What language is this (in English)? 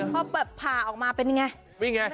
Thai